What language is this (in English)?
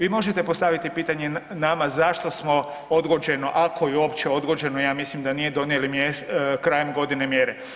Croatian